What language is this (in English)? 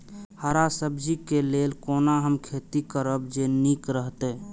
Maithili